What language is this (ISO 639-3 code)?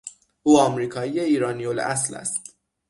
fas